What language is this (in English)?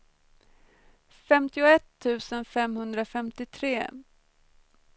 Swedish